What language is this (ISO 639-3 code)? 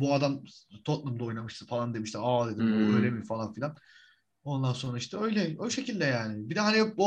tur